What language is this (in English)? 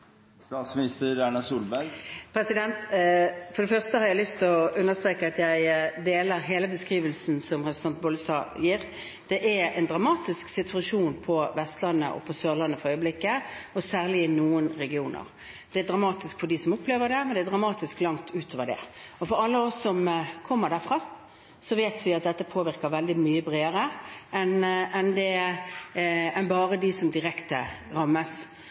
Norwegian Bokmål